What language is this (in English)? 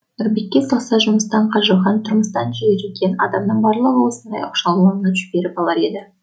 Kazakh